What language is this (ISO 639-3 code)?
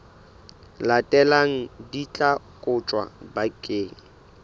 sot